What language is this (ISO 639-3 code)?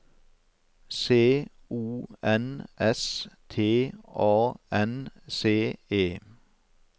nor